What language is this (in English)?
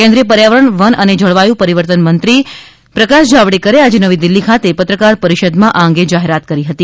Gujarati